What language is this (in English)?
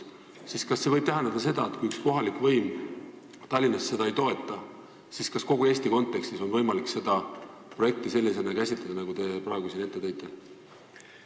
Estonian